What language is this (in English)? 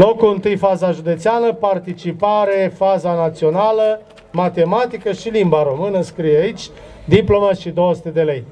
Romanian